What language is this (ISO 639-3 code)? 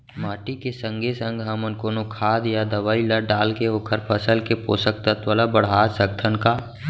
hne